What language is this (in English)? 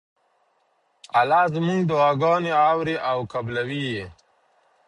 Pashto